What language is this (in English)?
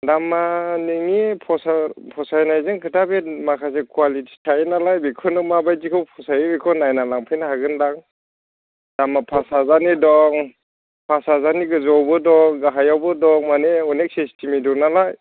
Bodo